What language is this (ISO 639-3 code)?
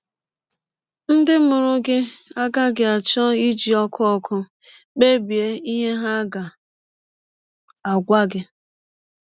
ibo